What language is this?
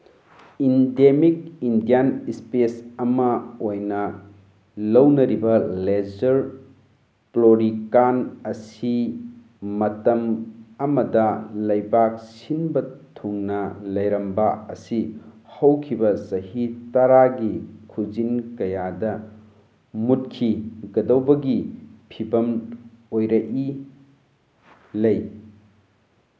Manipuri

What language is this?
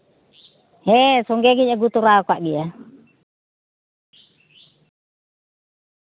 Santali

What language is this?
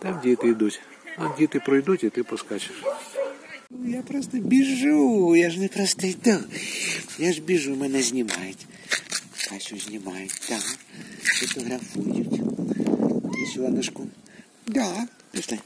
Russian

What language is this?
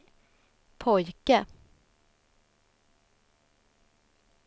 Swedish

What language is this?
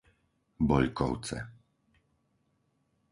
Slovak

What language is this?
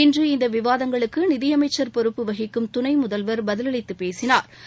Tamil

